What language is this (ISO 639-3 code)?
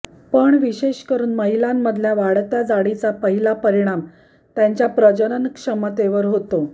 mar